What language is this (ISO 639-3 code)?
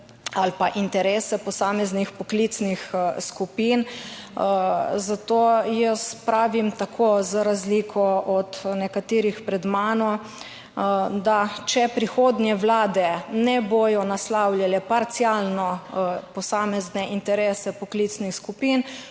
slv